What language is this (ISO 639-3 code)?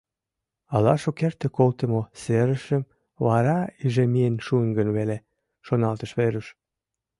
chm